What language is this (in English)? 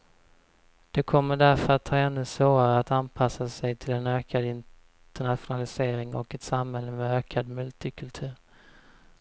Swedish